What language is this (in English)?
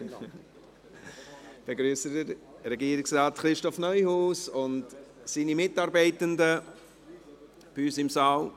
Swiss German